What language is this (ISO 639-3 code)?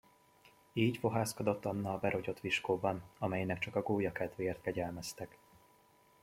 hun